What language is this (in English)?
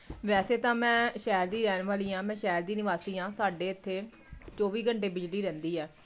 Punjabi